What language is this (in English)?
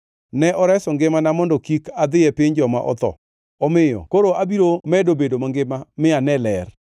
Luo (Kenya and Tanzania)